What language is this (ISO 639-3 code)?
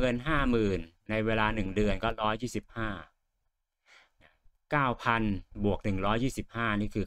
tha